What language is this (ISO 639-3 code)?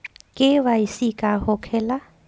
bho